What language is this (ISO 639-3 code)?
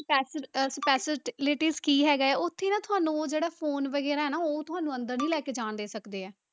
pan